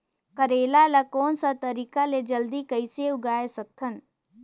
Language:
Chhattisgarhi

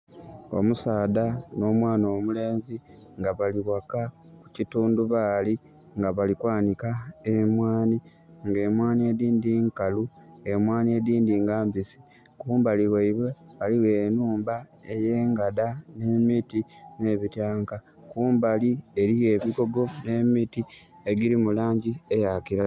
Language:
Soga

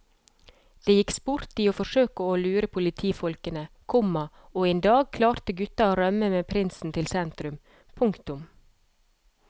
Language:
Norwegian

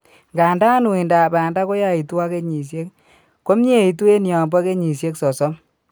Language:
Kalenjin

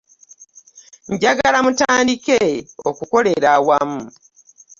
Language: Ganda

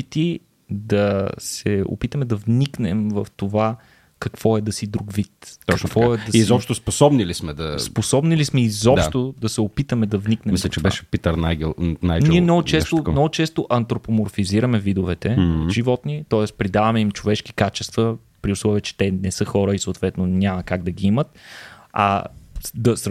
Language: Bulgarian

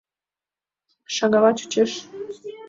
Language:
Mari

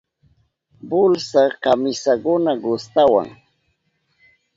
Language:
Southern Pastaza Quechua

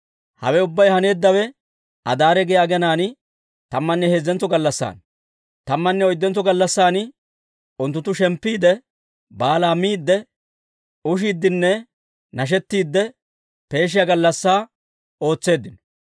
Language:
Dawro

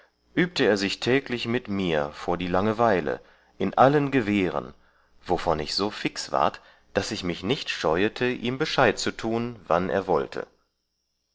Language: German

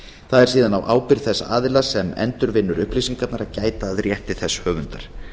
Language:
Icelandic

